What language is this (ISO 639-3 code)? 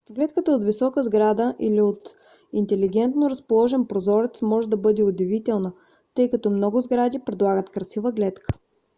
bul